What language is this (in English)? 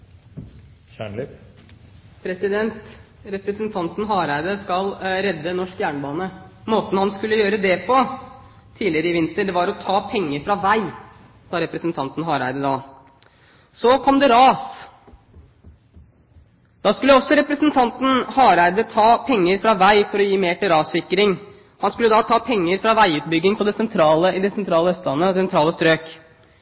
Norwegian Bokmål